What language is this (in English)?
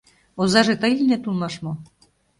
Mari